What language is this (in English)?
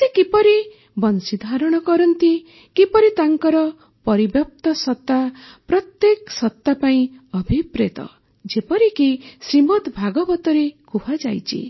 Odia